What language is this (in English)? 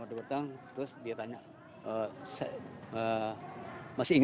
Indonesian